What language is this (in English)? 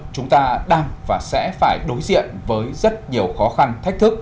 Vietnamese